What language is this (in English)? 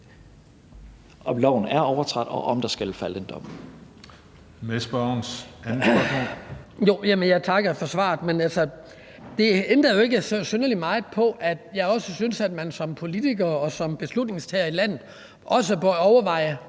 Danish